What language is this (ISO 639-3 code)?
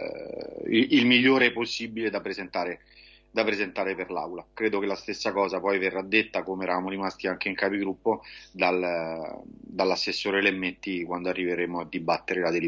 ita